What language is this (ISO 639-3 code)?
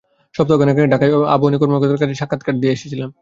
ben